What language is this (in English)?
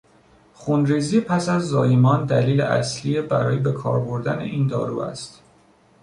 Persian